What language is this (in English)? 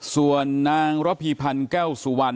Thai